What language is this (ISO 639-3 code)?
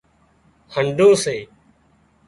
kxp